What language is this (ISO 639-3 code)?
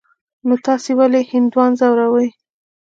pus